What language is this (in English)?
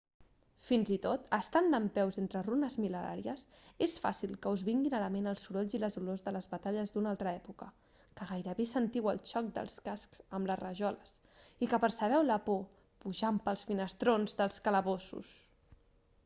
Catalan